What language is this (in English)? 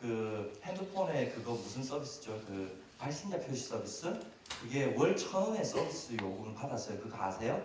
Korean